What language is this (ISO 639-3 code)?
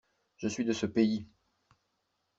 fra